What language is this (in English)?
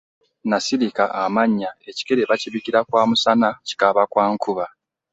Ganda